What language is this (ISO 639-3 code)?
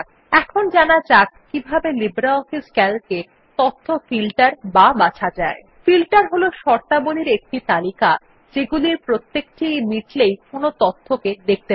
ben